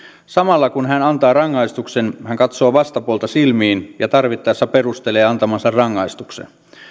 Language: Finnish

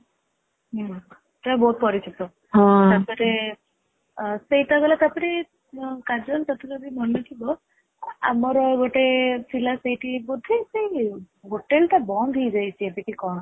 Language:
Odia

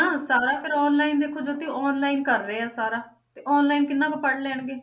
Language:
Punjabi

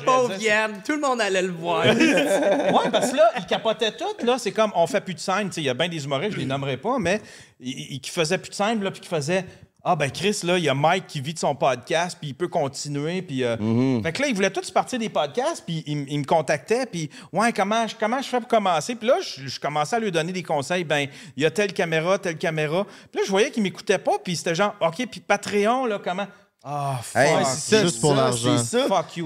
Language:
French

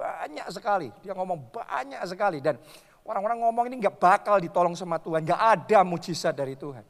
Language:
Indonesian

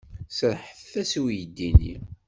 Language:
Kabyle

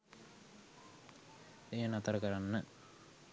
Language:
Sinhala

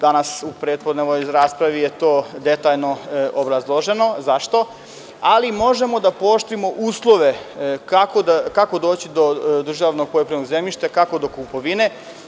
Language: Serbian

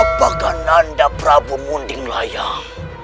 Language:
Indonesian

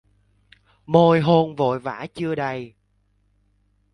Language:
Vietnamese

